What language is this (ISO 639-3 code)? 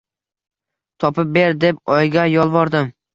uzb